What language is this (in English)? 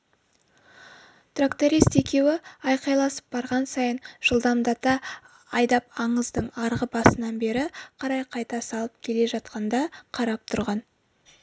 Kazakh